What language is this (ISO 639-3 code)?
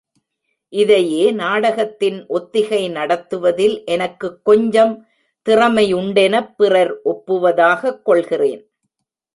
tam